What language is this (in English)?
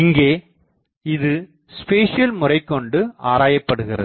Tamil